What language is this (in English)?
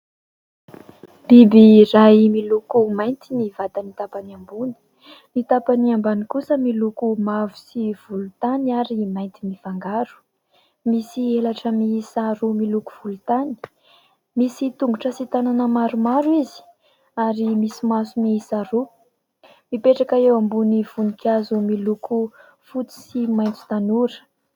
Malagasy